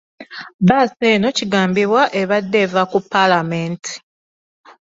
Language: Ganda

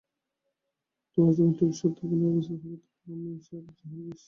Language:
Bangla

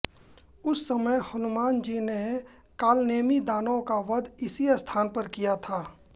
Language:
Hindi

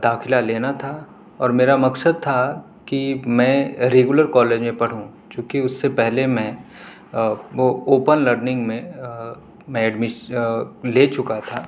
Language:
Urdu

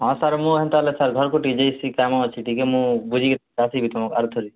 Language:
Odia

